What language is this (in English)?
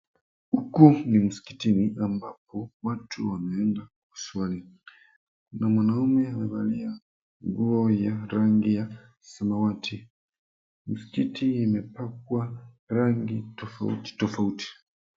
Swahili